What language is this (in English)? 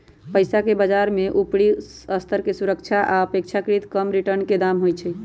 Magahi